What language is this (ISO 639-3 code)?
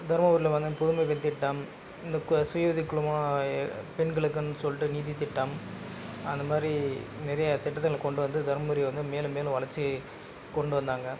tam